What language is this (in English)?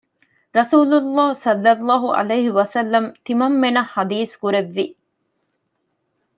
Divehi